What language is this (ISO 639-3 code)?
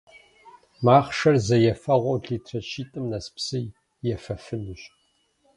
kbd